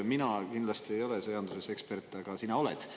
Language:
Estonian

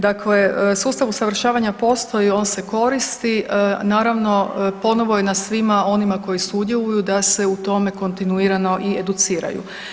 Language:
Croatian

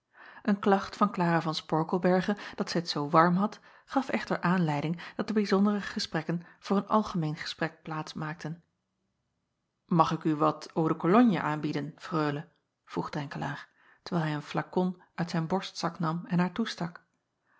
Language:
Dutch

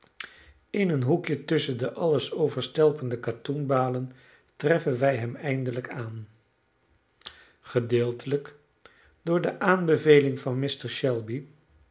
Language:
Dutch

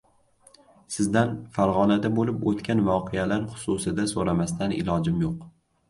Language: Uzbek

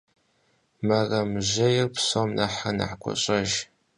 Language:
Kabardian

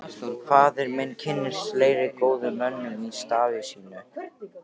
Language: Icelandic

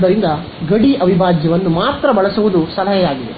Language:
Kannada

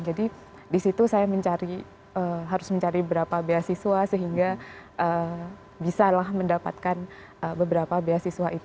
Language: Indonesian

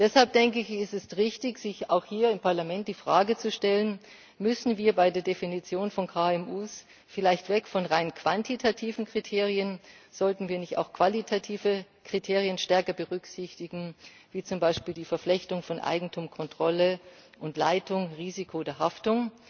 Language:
German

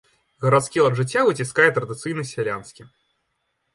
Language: Belarusian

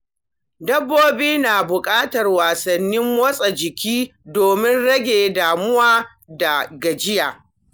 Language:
Hausa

